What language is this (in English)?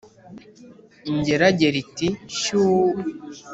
Kinyarwanda